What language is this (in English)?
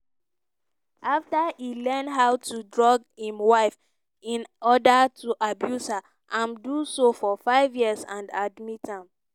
Nigerian Pidgin